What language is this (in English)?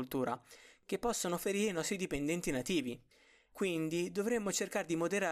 Italian